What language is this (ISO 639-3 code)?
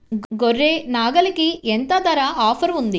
tel